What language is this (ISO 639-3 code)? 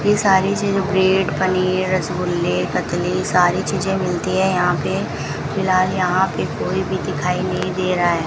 hin